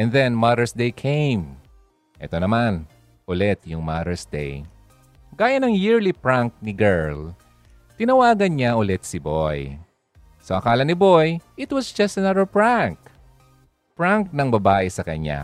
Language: Filipino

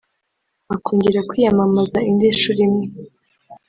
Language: Kinyarwanda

